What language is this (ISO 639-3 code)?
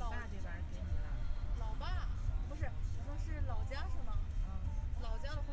zho